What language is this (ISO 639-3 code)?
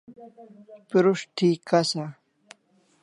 kls